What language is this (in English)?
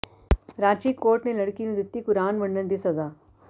Punjabi